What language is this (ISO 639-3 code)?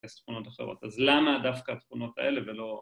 heb